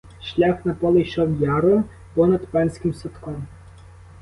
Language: Ukrainian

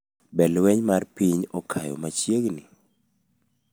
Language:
Luo (Kenya and Tanzania)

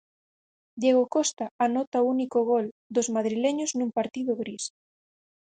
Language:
Galician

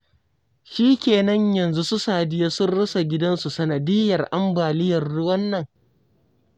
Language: Hausa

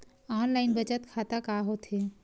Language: Chhattisgarhi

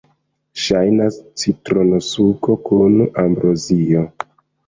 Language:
Esperanto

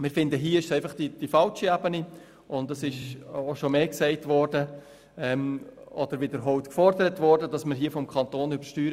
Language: Swiss German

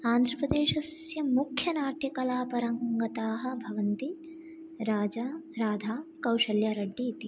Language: Sanskrit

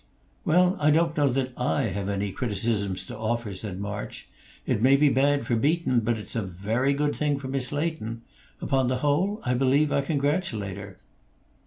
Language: English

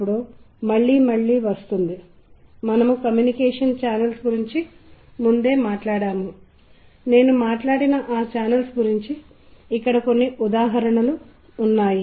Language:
Telugu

